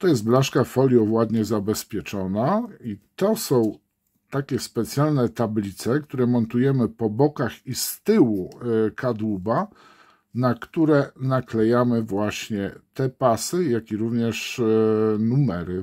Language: Polish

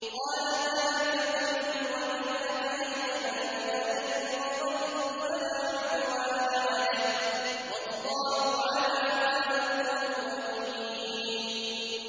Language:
Arabic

